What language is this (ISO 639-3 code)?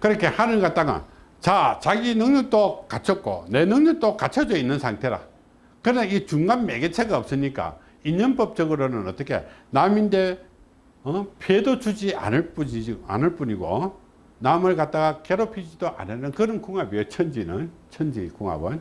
kor